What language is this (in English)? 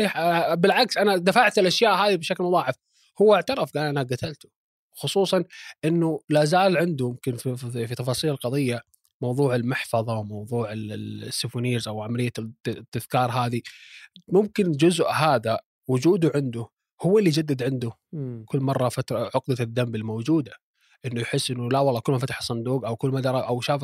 Arabic